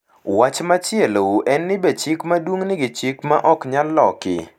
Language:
Luo (Kenya and Tanzania)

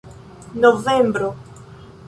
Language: Esperanto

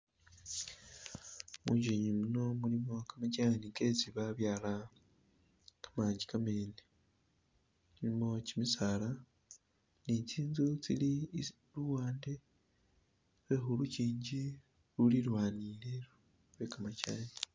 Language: Masaaba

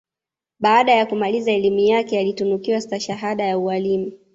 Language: Swahili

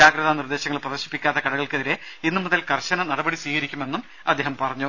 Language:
Malayalam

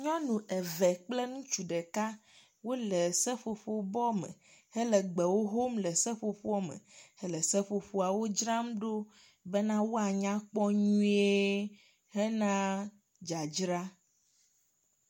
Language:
Ewe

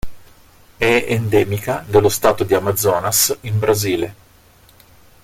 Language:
Italian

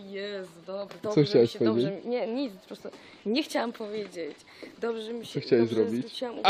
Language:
Polish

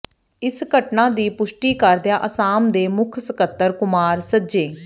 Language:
Punjabi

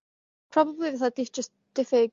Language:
Welsh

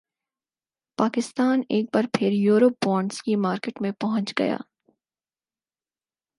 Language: Urdu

